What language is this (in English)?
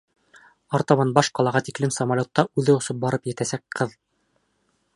Bashkir